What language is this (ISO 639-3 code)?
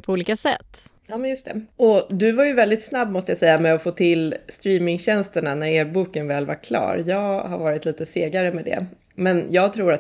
swe